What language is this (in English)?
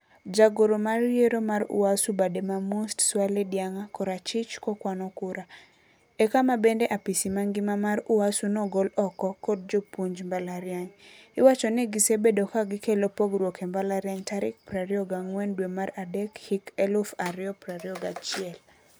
Luo (Kenya and Tanzania)